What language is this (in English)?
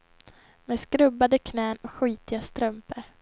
Swedish